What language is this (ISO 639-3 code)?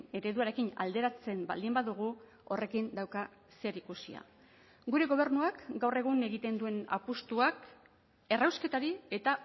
eus